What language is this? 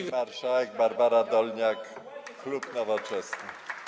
Polish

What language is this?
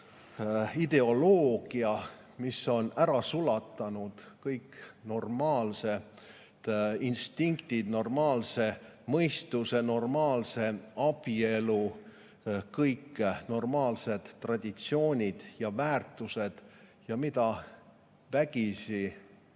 Estonian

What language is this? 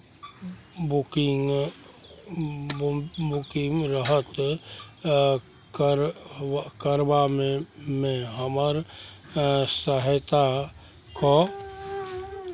Maithili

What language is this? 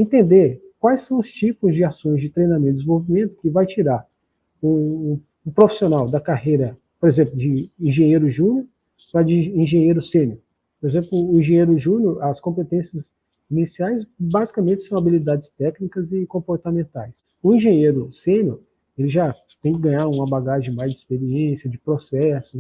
Portuguese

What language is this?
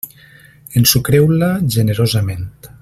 Catalan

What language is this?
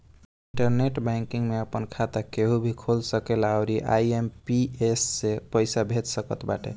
Bhojpuri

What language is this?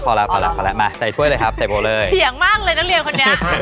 Thai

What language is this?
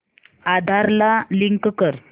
Marathi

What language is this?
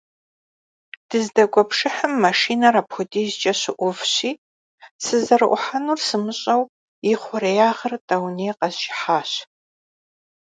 Kabardian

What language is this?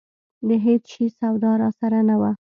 Pashto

